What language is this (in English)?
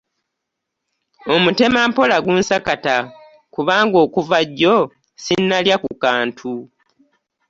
Ganda